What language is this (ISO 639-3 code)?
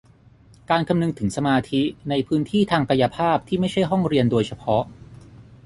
tha